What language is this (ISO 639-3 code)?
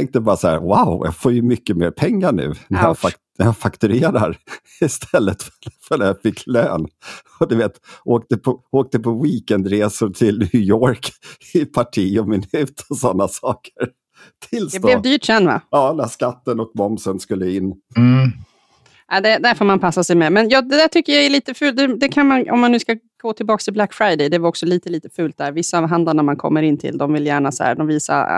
swe